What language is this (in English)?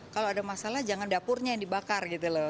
Indonesian